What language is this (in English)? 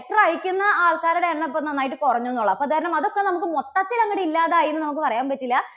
Malayalam